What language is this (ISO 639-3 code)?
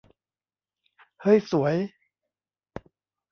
tha